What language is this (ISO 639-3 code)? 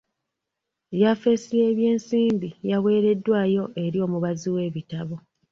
lug